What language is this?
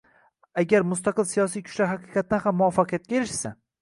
Uzbek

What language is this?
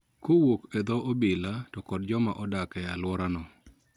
Luo (Kenya and Tanzania)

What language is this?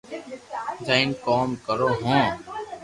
Loarki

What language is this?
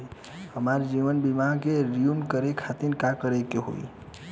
Bhojpuri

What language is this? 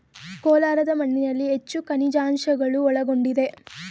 Kannada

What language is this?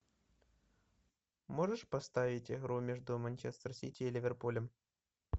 Russian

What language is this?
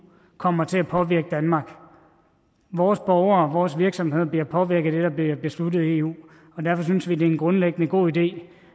Danish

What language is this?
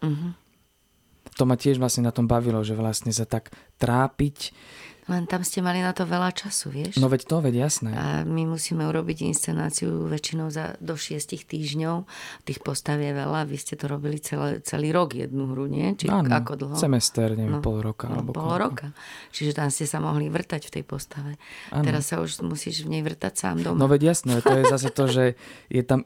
Slovak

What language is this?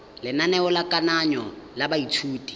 Tswana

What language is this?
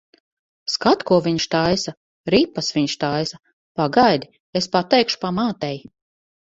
Latvian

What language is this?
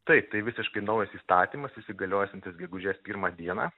Lithuanian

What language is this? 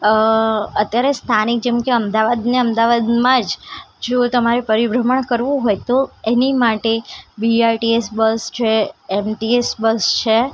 Gujarati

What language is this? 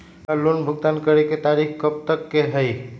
Magahi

